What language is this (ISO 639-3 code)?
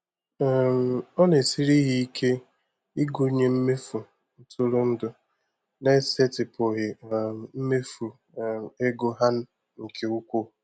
ibo